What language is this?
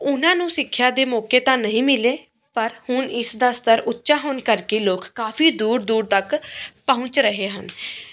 Punjabi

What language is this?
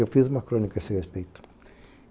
Portuguese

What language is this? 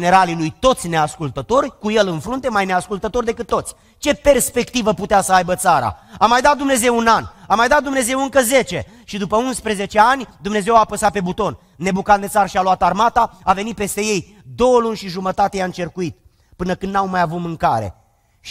Romanian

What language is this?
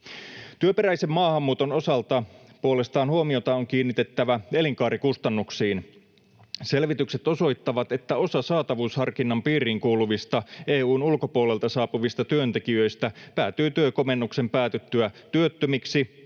Finnish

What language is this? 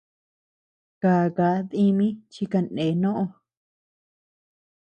Tepeuxila Cuicatec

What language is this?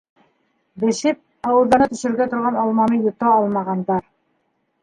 Bashkir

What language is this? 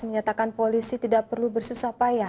Indonesian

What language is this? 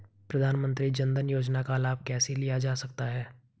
Hindi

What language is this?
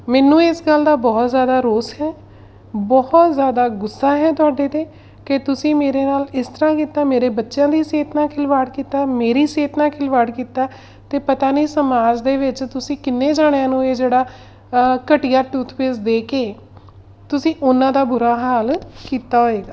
Punjabi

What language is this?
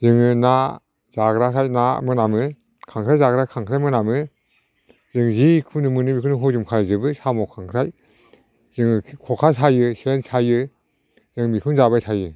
Bodo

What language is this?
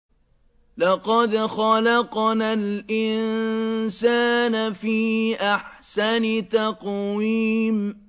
Arabic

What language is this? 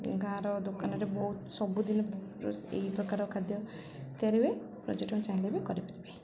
Odia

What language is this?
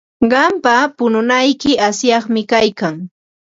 Ambo-Pasco Quechua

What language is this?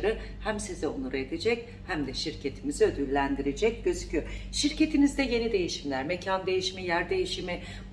Turkish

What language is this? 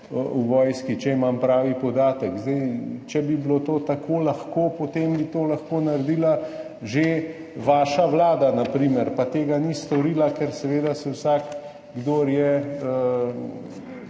Slovenian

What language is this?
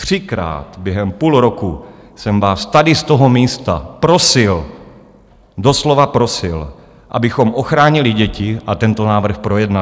Czech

